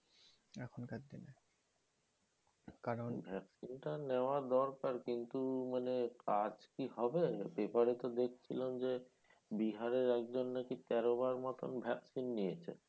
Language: Bangla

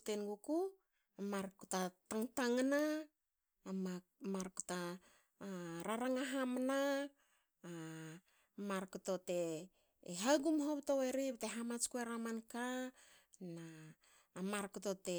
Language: Hakö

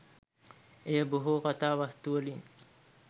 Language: Sinhala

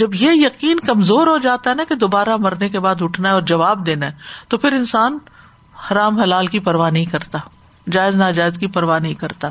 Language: Urdu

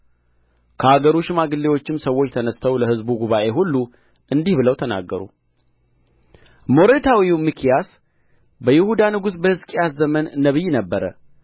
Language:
Amharic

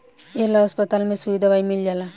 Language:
Bhojpuri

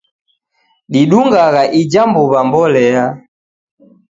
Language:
Taita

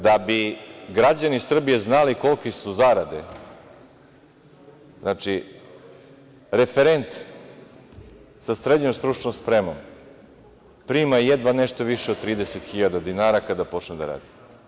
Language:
Serbian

